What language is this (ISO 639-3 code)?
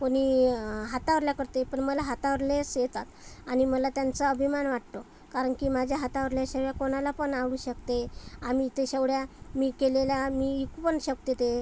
mar